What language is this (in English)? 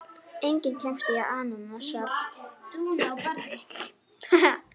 Icelandic